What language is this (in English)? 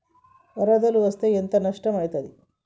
Telugu